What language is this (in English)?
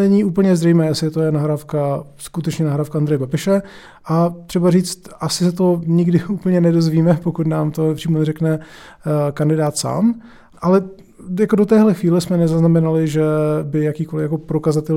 Czech